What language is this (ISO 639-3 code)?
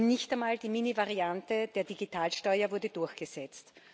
deu